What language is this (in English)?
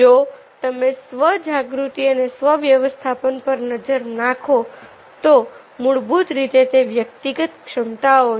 Gujarati